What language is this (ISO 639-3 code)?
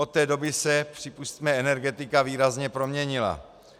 ces